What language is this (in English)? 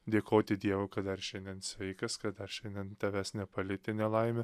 Lithuanian